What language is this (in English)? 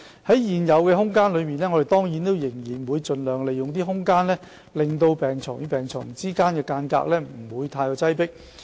Cantonese